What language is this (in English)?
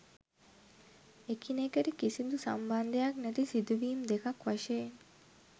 Sinhala